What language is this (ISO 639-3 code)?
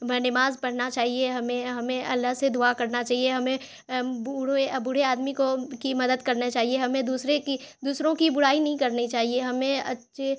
urd